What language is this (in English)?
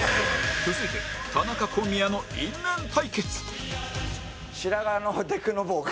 Japanese